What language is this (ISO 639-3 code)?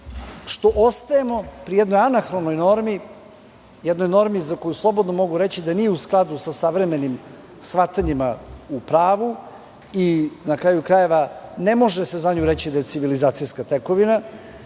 srp